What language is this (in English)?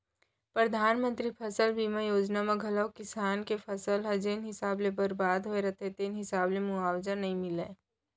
Chhattisgarhi